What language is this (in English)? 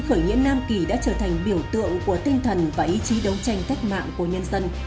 Vietnamese